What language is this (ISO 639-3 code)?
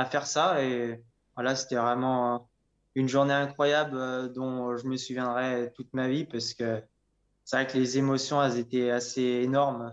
fra